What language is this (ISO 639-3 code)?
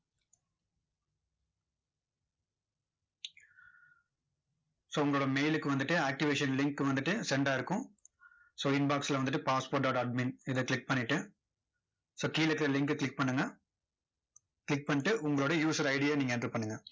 tam